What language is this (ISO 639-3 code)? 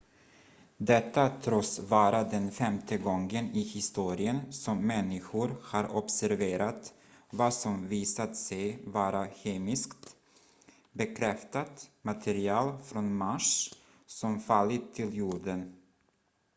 swe